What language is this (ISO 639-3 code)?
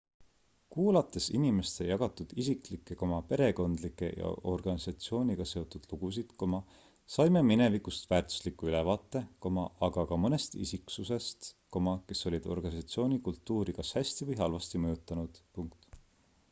est